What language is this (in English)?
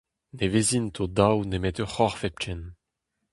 Breton